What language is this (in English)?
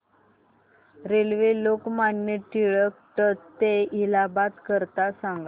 Marathi